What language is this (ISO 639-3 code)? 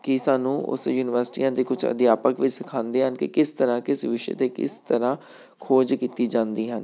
pan